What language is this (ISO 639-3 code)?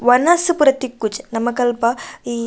tcy